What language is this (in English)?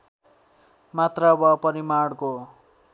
Nepali